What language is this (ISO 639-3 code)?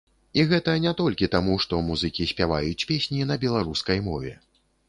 bel